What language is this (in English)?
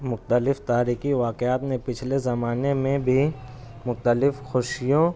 Urdu